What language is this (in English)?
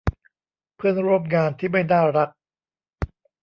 Thai